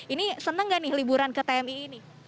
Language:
Indonesian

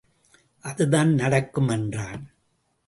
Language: Tamil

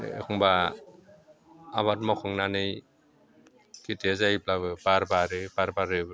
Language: Bodo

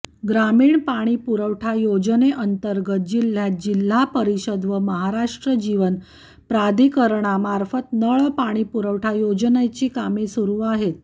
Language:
Marathi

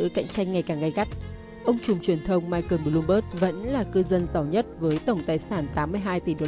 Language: Vietnamese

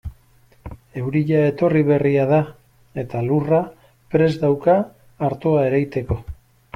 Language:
Basque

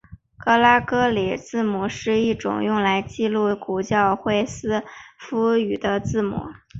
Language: Chinese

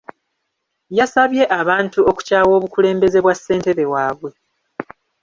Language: Ganda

